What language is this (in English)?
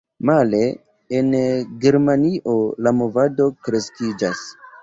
Esperanto